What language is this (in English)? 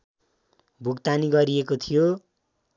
Nepali